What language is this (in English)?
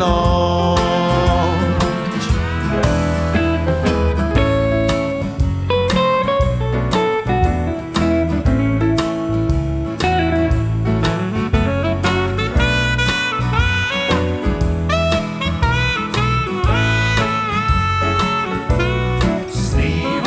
Croatian